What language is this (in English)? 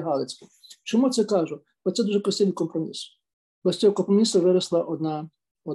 Ukrainian